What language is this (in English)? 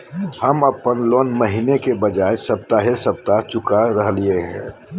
Magahi